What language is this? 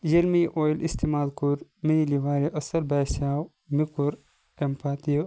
Kashmiri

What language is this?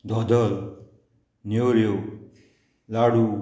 Konkani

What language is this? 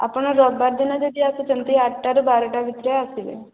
Odia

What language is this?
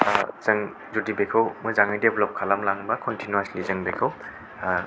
Bodo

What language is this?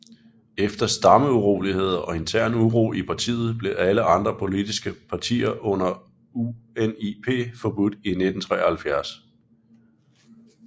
Danish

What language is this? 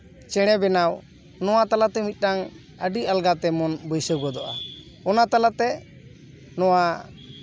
Santali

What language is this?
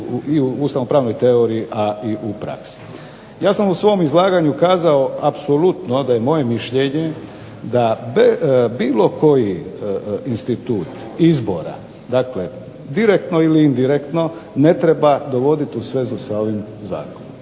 Croatian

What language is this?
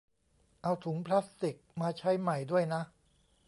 Thai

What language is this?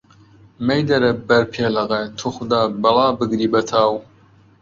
Central Kurdish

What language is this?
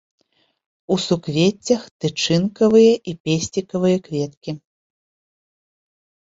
Belarusian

